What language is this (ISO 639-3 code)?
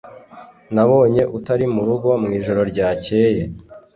kin